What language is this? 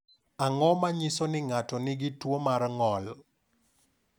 Luo (Kenya and Tanzania)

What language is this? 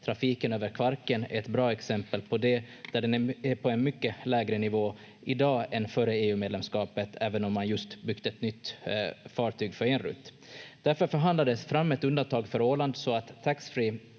Finnish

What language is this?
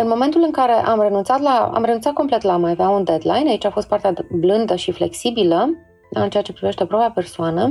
Romanian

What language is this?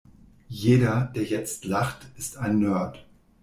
German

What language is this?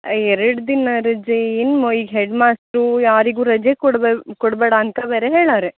Kannada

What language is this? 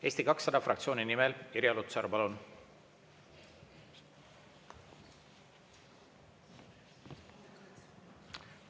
Estonian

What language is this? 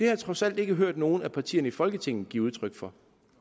Danish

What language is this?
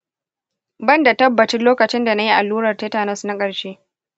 Hausa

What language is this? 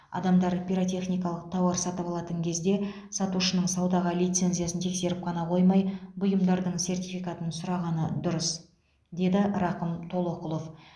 Kazakh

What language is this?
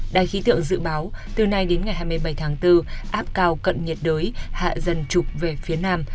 Vietnamese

